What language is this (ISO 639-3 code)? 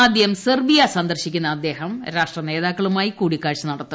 mal